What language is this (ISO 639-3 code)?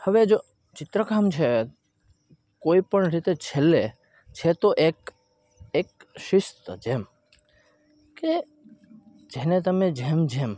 guj